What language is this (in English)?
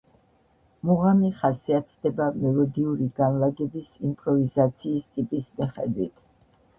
Georgian